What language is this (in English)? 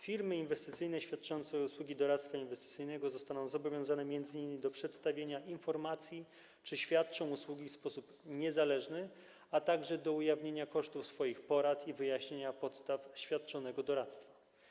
Polish